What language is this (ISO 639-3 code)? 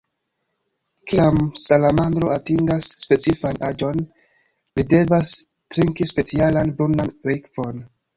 epo